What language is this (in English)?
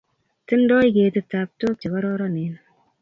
Kalenjin